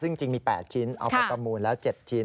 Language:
Thai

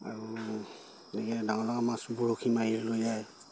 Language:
Assamese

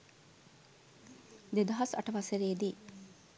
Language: Sinhala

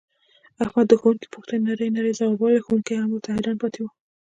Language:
Pashto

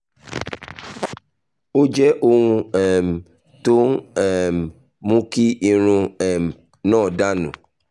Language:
Yoruba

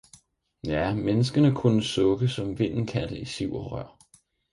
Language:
Danish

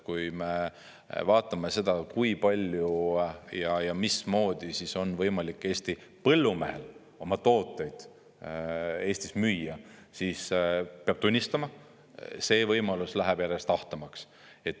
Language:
Estonian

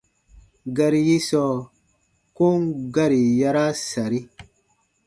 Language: Baatonum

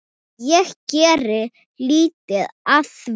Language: Icelandic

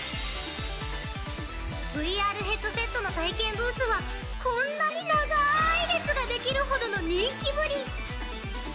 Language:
Japanese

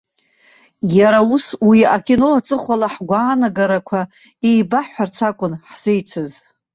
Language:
Abkhazian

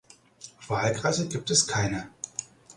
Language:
German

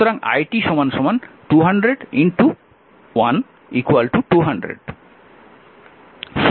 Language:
Bangla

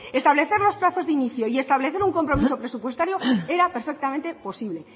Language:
Spanish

